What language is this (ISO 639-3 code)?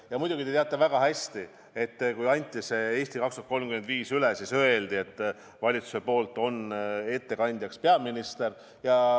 est